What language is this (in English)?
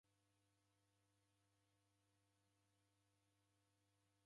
Taita